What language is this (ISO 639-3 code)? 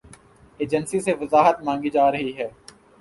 urd